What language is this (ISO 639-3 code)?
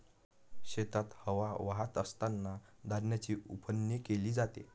mar